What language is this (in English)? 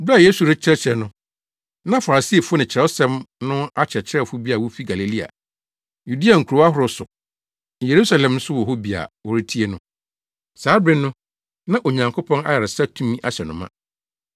Akan